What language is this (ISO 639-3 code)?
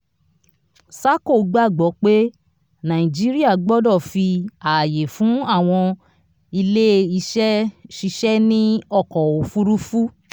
yor